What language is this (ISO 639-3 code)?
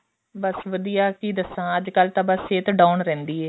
pan